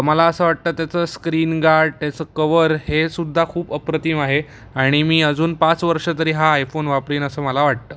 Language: Marathi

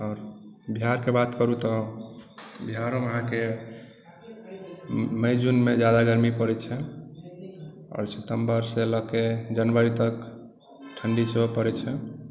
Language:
Maithili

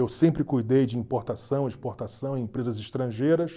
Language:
Portuguese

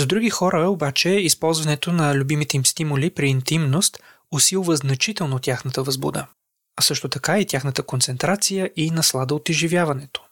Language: Bulgarian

